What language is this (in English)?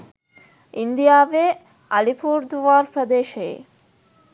Sinhala